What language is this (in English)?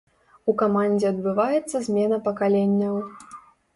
Belarusian